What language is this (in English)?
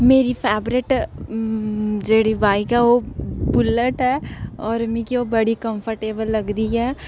Dogri